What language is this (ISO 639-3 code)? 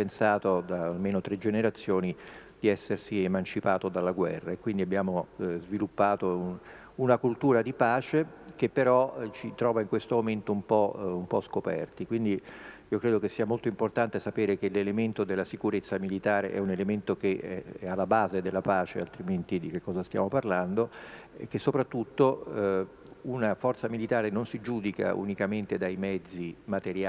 ita